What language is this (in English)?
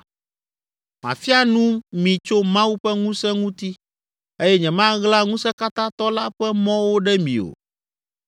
Ewe